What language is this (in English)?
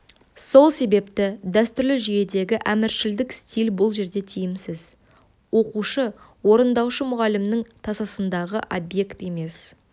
Kazakh